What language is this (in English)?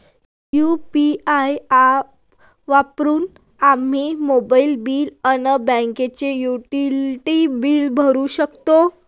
Marathi